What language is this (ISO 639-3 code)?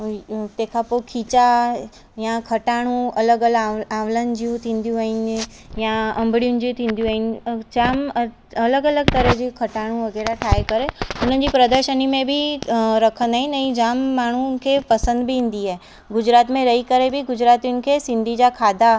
snd